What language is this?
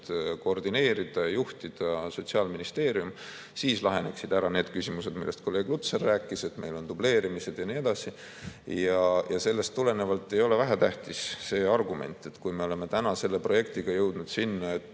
Estonian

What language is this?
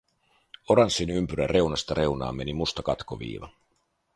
Finnish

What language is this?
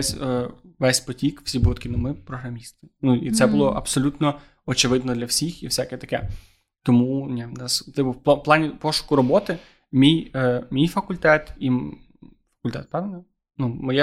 Ukrainian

